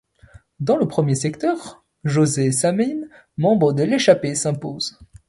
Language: French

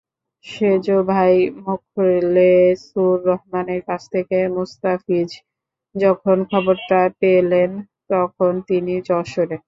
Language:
Bangla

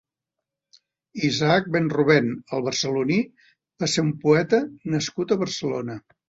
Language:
Catalan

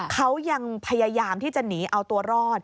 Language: Thai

